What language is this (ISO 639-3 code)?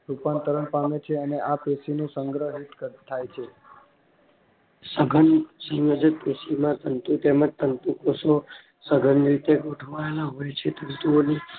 guj